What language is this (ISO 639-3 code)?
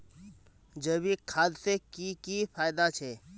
mag